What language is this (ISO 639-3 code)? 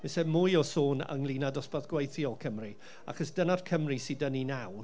cym